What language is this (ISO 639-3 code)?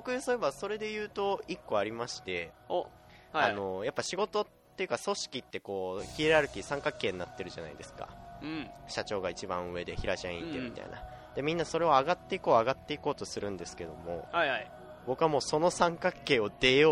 jpn